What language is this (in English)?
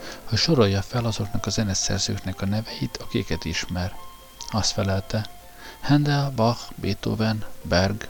Hungarian